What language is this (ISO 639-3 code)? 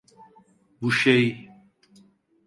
tur